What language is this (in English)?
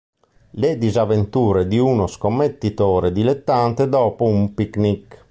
Italian